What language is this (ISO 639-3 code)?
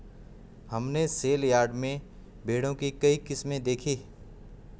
hin